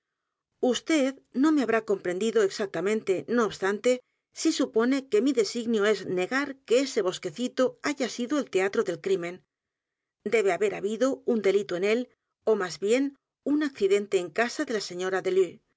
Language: Spanish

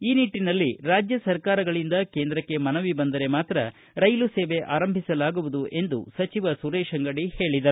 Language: Kannada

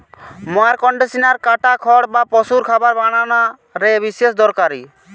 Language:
Bangla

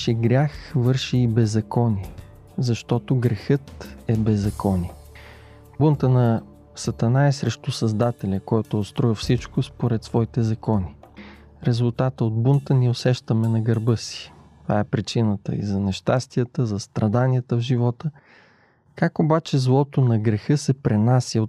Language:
Bulgarian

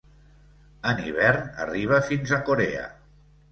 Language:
Catalan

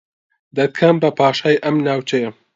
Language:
Central Kurdish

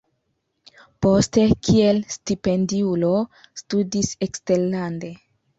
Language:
Esperanto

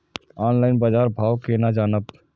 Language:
Maithili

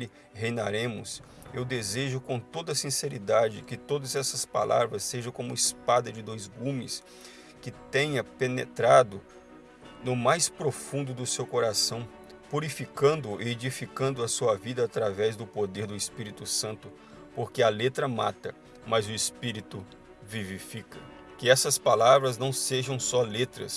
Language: Portuguese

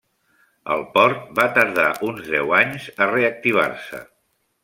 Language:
Catalan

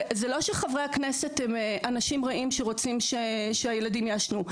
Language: Hebrew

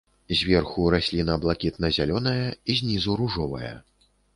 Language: Belarusian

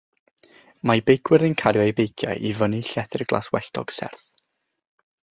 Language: Welsh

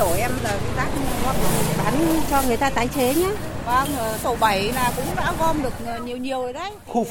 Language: Vietnamese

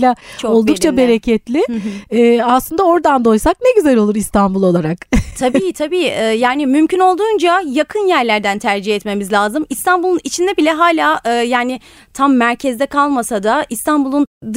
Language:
Turkish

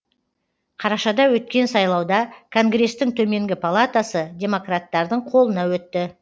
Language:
Kazakh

